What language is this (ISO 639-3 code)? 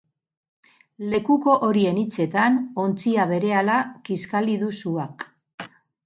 eus